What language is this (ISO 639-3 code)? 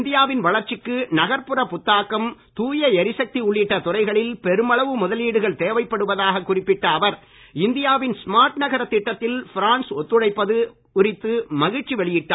tam